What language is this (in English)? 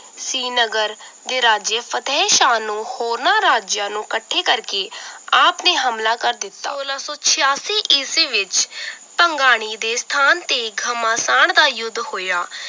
Punjabi